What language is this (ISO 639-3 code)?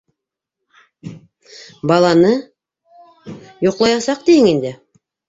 bak